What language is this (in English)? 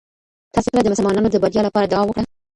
Pashto